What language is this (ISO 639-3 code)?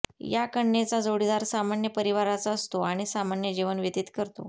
mar